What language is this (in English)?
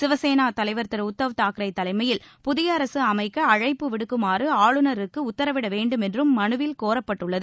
Tamil